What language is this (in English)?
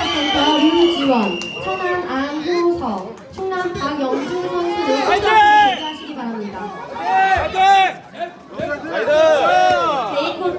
Korean